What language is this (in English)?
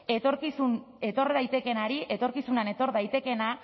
Basque